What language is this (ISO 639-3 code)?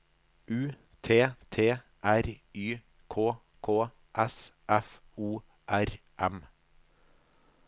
nor